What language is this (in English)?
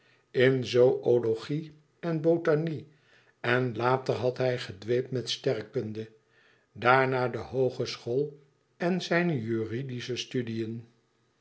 Dutch